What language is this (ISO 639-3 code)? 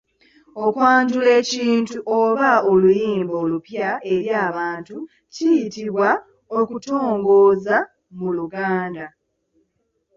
lug